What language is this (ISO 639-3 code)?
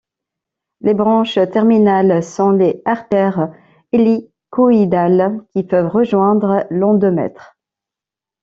fra